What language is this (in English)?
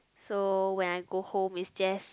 English